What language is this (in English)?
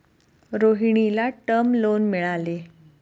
Marathi